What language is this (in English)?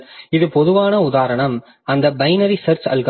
Tamil